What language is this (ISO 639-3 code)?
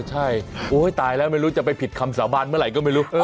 tha